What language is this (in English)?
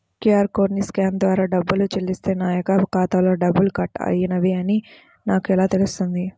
Telugu